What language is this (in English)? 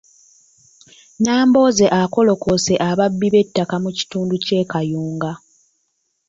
Ganda